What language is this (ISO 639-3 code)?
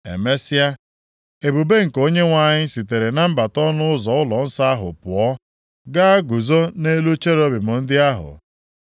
ibo